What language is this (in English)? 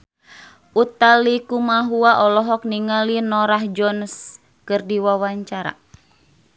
Sundanese